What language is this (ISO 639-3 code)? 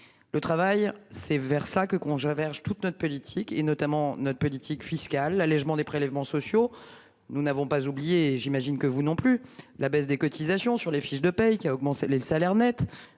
fra